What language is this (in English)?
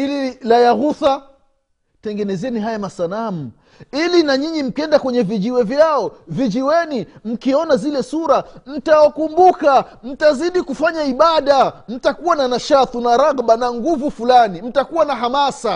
Swahili